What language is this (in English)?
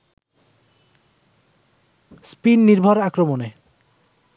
Bangla